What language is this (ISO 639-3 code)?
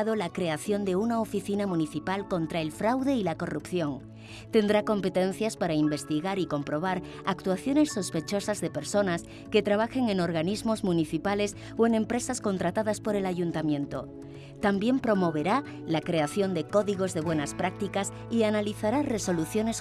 spa